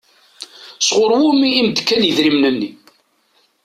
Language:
Kabyle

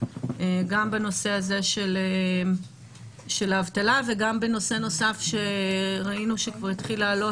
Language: Hebrew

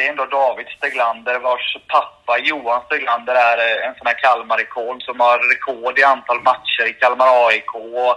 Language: Swedish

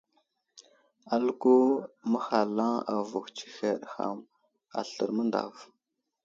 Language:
Wuzlam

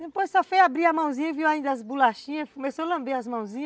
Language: Portuguese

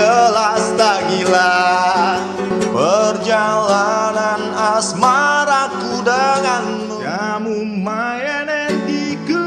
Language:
Indonesian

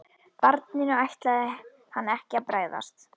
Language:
Icelandic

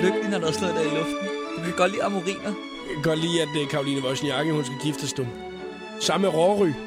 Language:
Danish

